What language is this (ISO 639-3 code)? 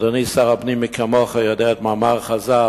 heb